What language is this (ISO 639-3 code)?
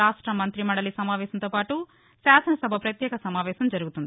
tel